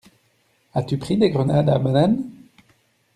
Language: French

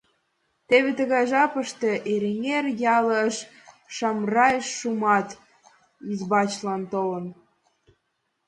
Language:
Mari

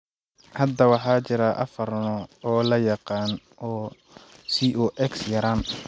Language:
Somali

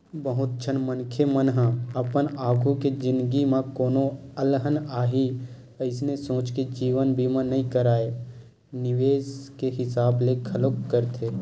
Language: Chhattisgarhi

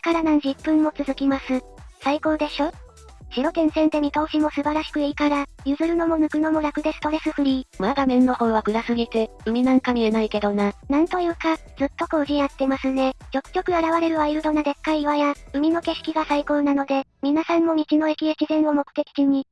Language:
Japanese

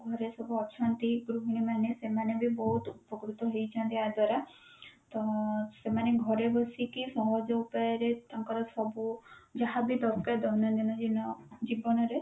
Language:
Odia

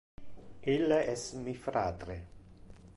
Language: Interlingua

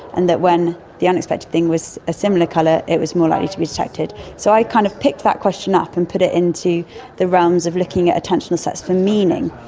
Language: English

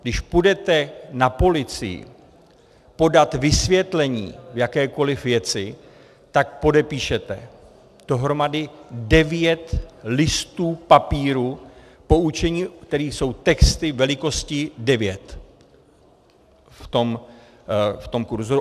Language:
Czech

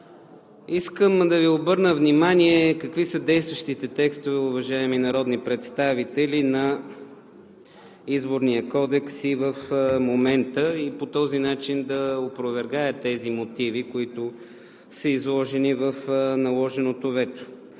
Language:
Bulgarian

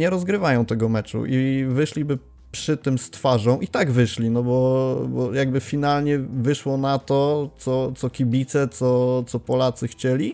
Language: Polish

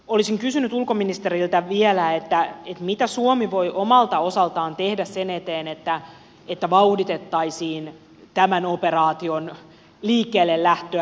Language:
Finnish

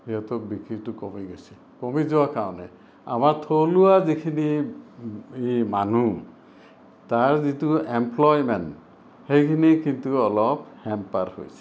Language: Assamese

